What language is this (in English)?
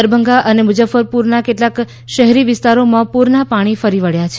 Gujarati